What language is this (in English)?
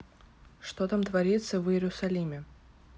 Russian